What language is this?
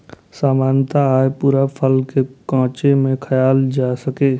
Maithili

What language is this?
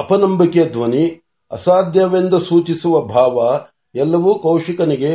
Marathi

